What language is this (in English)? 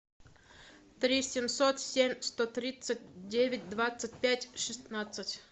Russian